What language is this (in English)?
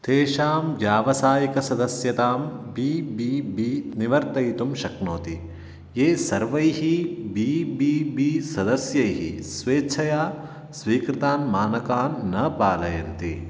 Sanskrit